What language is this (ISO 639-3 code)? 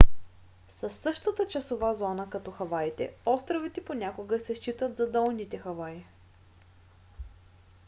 bul